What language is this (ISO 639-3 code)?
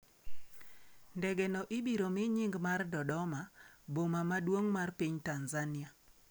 luo